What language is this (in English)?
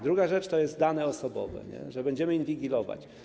Polish